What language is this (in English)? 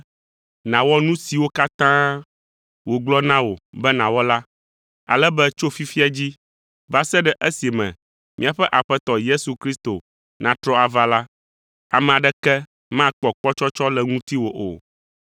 Ewe